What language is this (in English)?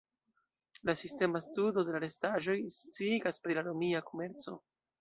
Esperanto